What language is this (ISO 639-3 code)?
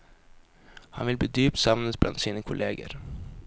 nor